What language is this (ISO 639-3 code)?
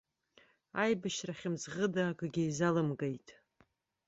abk